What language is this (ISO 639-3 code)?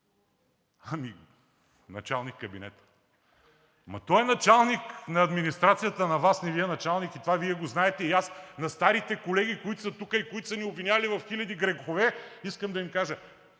bul